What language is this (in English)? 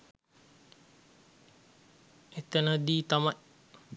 Sinhala